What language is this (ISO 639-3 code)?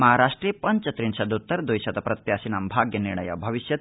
san